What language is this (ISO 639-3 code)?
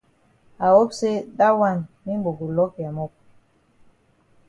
wes